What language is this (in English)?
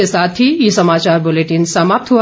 Hindi